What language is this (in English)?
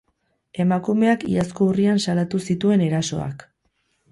Basque